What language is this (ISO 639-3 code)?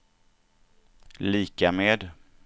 swe